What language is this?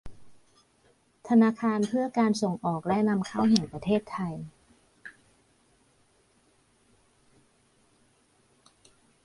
Thai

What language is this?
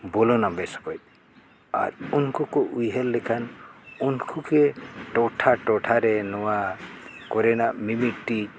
Santali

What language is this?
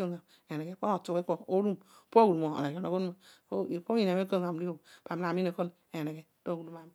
Odual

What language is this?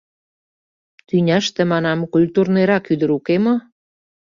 Mari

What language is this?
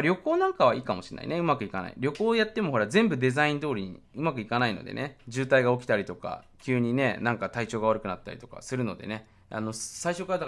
Japanese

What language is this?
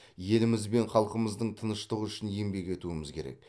Kazakh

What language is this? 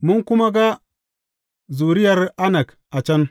Hausa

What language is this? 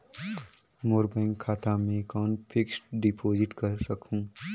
Chhattisgarhi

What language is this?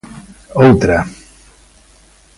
Galician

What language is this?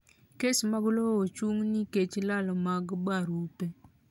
Luo (Kenya and Tanzania)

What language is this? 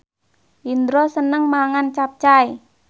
Javanese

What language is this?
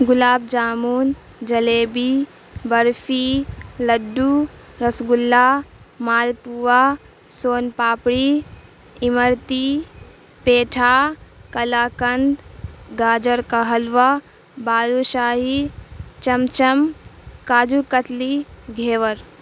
Urdu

